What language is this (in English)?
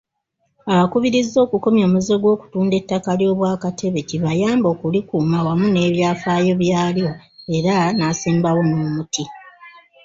Ganda